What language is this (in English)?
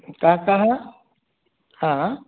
Sanskrit